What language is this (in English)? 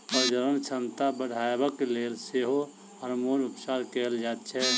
Maithili